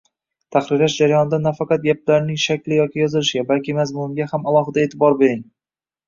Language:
Uzbek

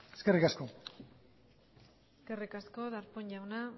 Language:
Basque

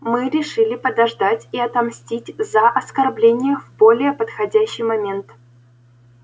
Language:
Russian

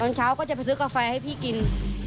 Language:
Thai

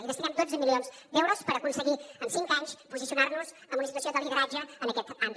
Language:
Catalan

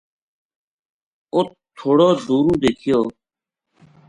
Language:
Gujari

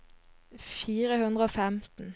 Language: Norwegian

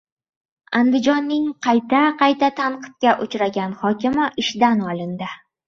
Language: Uzbek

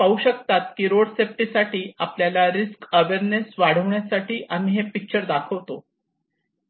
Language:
Marathi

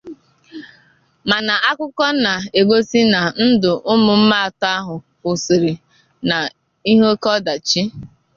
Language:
Igbo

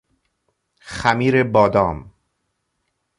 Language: Persian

